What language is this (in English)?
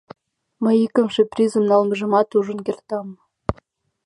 Mari